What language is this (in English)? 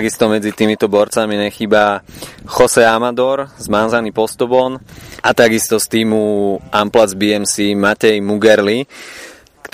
Slovak